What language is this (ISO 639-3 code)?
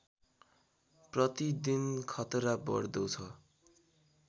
nep